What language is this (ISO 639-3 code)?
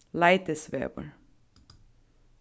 fao